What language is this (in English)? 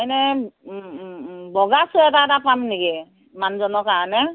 Assamese